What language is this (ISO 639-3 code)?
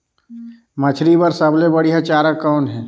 hne